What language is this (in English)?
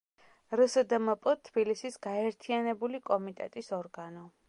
Georgian